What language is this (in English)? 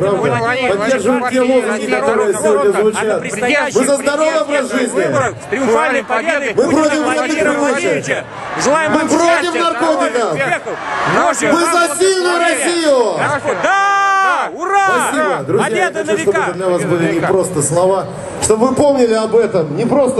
Russian